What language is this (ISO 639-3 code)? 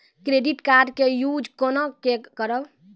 mai